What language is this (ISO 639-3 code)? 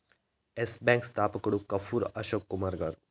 tel